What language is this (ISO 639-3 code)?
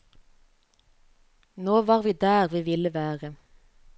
nor